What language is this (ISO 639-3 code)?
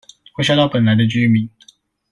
zho